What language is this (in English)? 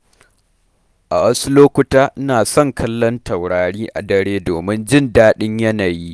Hausa